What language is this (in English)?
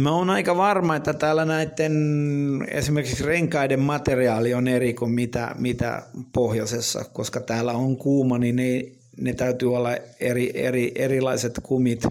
Finnish